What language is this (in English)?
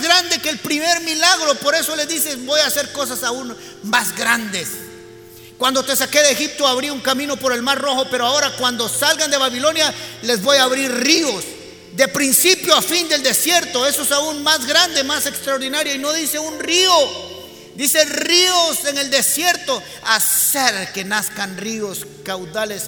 Spanish